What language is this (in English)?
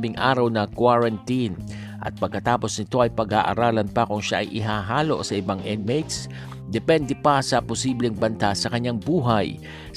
Filipino